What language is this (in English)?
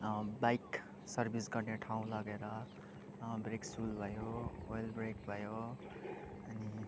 Nepali